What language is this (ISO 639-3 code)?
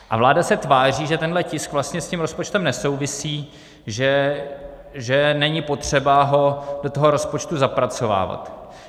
ces